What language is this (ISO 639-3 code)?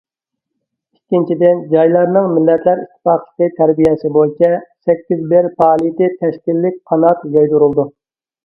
uig